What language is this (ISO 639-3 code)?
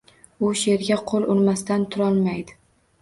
uzb